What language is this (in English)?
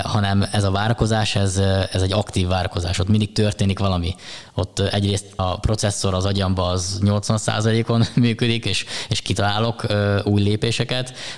Hungarian